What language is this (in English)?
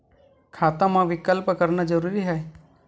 Chhattisgarhi